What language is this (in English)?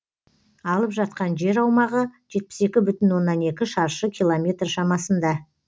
Kazakh